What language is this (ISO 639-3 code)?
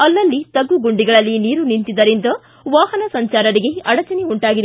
kan